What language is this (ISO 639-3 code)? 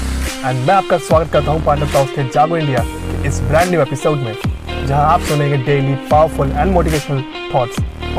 hin